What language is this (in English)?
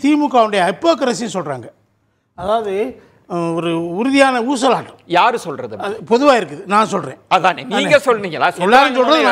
Tamil